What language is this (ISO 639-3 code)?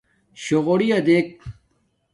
dmk